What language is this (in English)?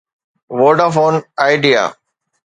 Sindhi